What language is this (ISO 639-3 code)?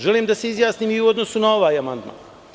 srp